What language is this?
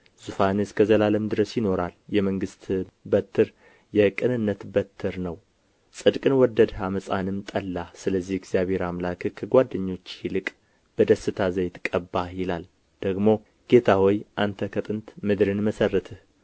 Amharic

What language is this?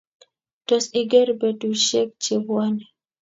Kalenjin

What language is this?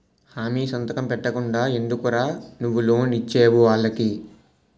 Telugu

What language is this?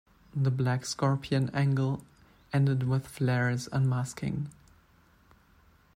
English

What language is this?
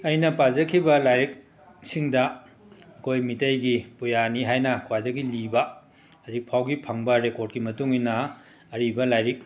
Manipuri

